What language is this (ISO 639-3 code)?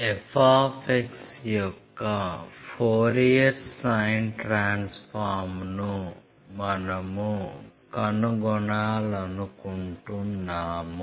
tel